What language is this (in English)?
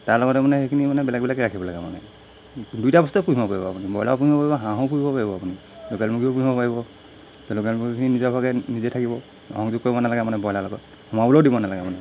Assamese